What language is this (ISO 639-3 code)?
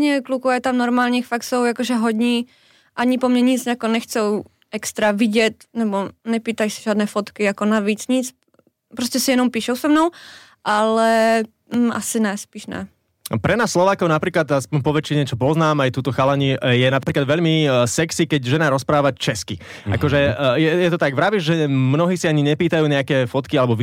slk